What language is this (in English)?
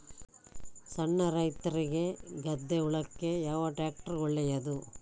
Kannada